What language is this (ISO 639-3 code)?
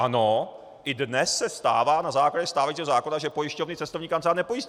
ces